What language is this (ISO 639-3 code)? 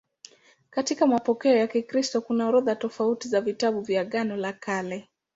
swa